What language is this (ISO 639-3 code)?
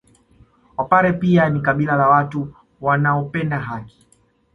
swa